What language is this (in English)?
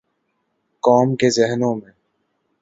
Urdu